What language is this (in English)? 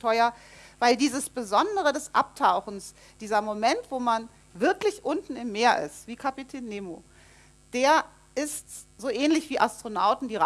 German